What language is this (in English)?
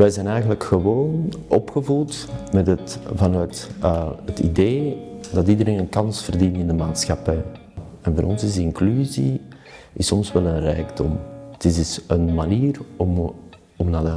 Dutch